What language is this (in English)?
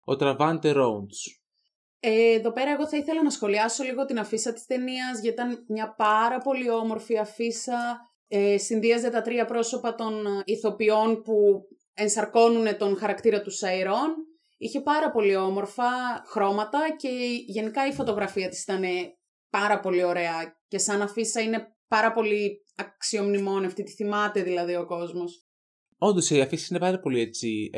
Greek